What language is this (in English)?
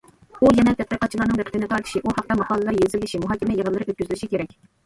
Uyghur